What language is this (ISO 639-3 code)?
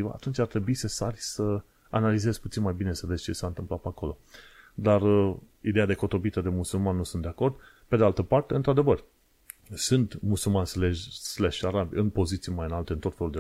ron